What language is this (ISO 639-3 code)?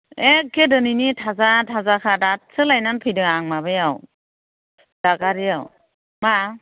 brx